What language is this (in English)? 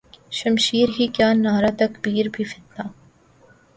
Urdu